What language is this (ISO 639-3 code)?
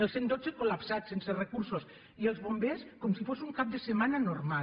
cat